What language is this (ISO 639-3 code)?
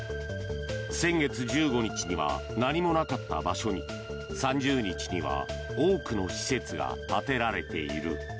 jpn